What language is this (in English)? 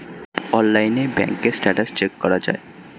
Bangla